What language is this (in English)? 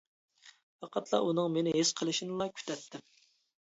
Uyghur